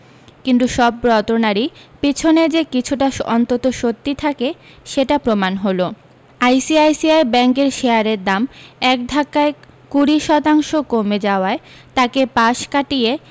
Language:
Bangla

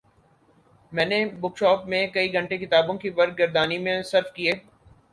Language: Urdu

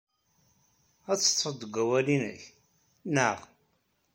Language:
Kabyle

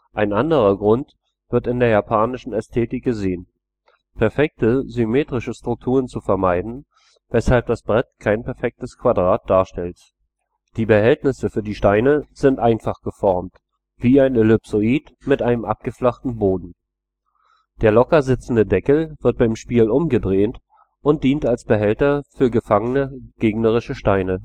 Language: German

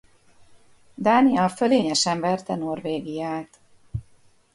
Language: Hungarian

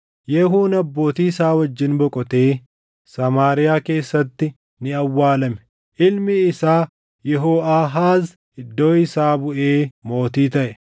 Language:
Oromo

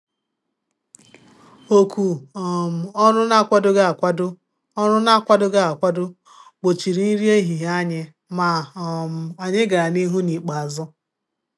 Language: Igbo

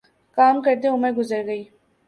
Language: Urdu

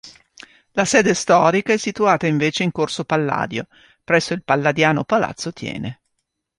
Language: Italian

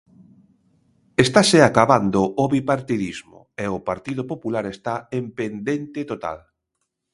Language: Galician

